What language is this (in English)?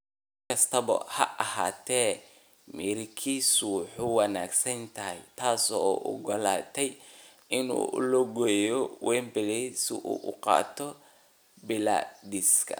Somali